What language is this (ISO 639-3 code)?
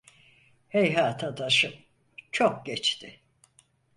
tur